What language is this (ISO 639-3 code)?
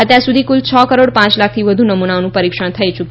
guj